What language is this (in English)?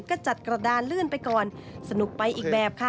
Thai